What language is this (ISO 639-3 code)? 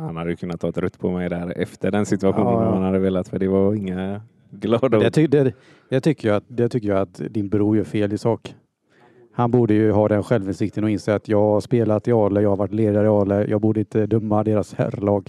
swe